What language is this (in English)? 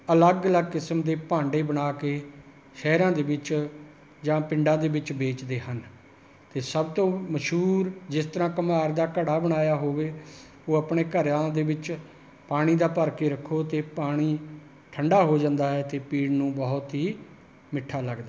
Punjabi